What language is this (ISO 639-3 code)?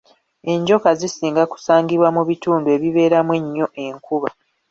lug